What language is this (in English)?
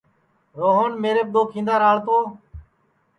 Sansi